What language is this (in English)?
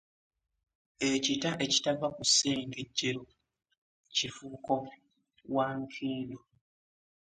Ganda